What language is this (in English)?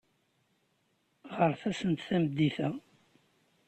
Kabyle